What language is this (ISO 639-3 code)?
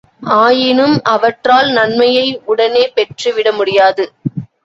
tam